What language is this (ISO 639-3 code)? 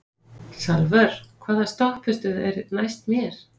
isl